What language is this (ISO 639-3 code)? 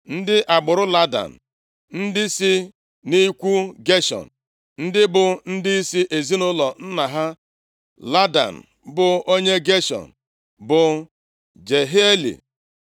ibo